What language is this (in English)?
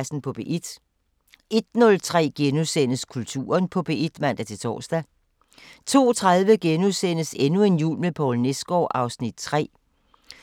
Danish